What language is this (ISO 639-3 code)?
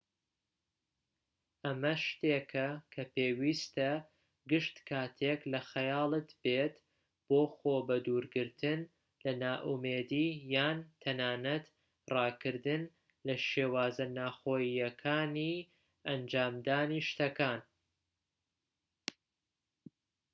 ckb